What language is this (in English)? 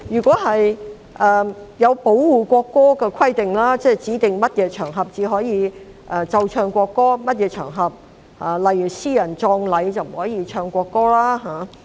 Cantonese